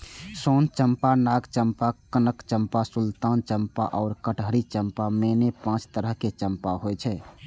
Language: Maithili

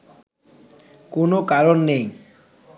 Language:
Bangla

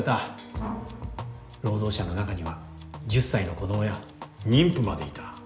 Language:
Japanese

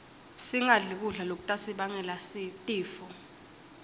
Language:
Swati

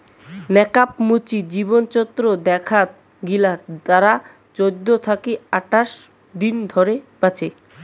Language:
Bangla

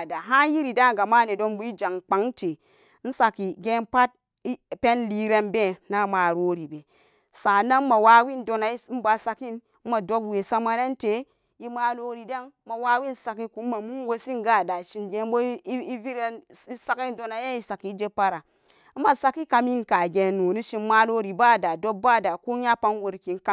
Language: Samba Daka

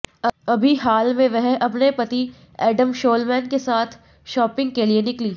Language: Hindi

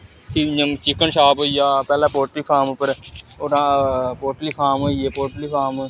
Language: Dogri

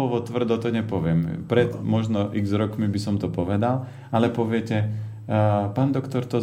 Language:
Slovak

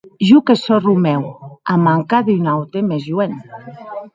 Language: Occitan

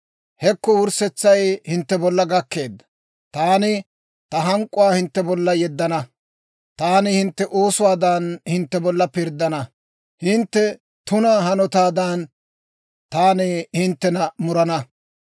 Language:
Dawro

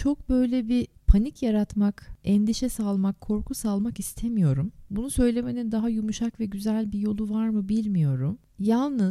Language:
Turkish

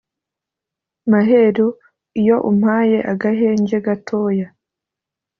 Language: Kinyarwanda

